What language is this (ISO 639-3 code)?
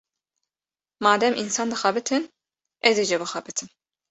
kur